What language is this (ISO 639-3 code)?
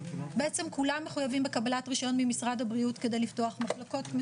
heb